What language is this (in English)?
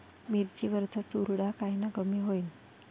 Marathi